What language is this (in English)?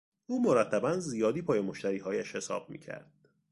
Persian